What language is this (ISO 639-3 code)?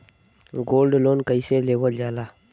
bho